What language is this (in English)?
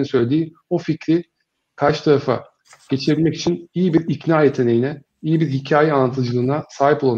Turkish